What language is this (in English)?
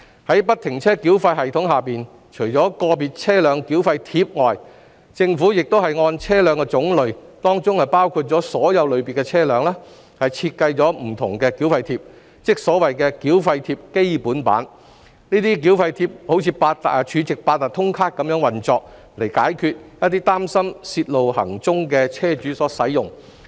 Cantonese